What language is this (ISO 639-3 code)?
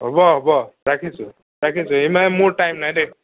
asm